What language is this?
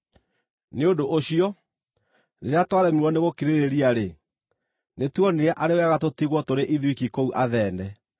Kikuyu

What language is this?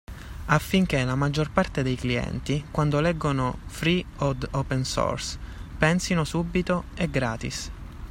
Italian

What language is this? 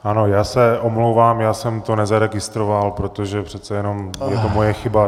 Czech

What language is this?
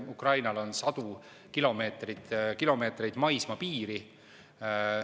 Estonian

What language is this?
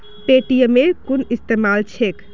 Magahi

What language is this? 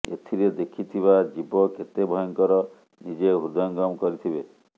Odia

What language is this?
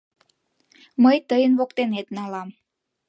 Mari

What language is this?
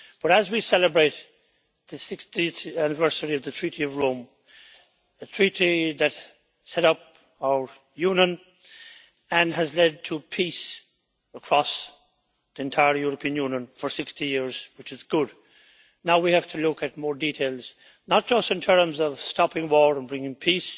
English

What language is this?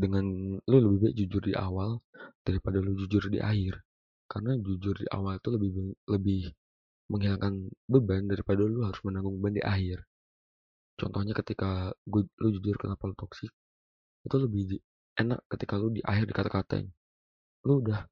Indonesian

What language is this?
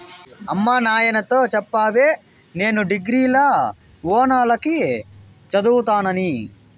Telugu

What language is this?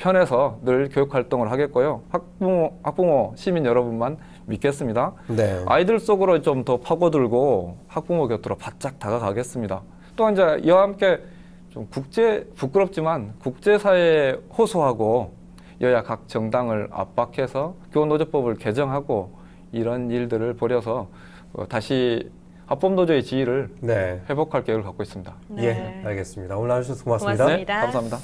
Korean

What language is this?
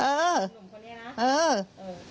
Thai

